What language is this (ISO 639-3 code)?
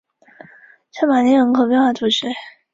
zho